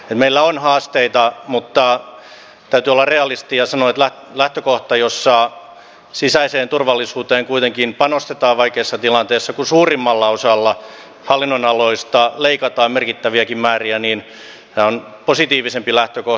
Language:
Finnish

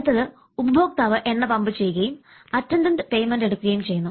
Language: Malayalam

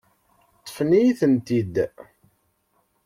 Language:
Kabyle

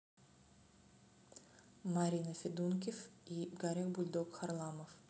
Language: Russian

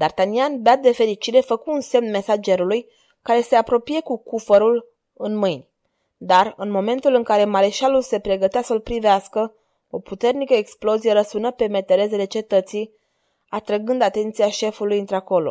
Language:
Romanian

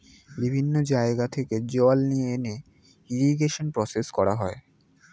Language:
Bangla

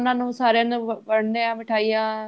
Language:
Punjabi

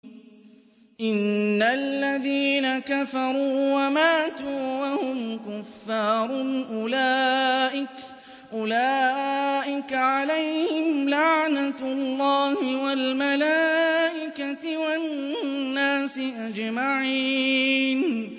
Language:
Arabic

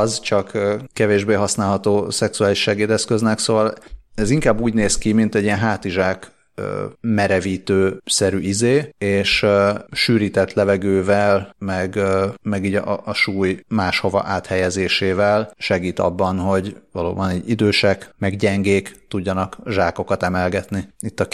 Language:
Hungarian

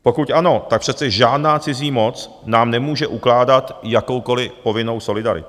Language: Czech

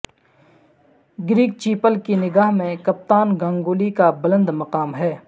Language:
Urdu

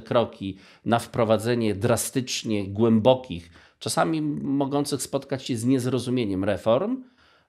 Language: Polish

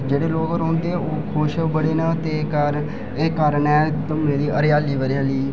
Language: Dogri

